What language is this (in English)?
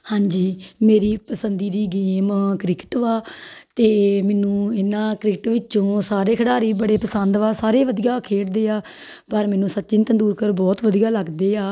Punjabi